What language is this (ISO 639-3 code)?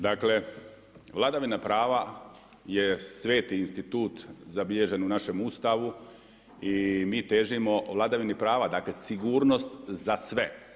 hrv